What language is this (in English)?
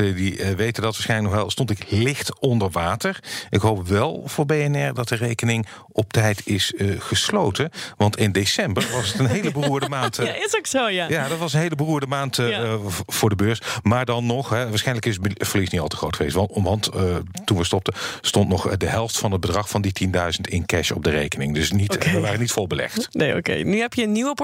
Dutch